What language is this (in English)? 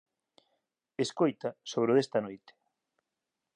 Galician